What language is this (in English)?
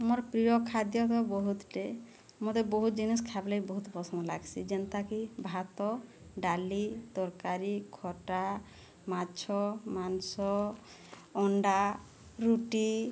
Odia